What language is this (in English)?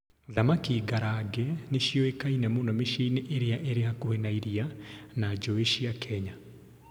Kikuyu